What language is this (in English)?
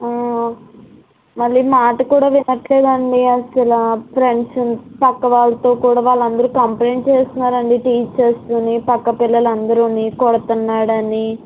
Telugu